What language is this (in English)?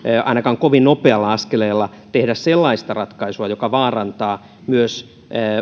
Finnish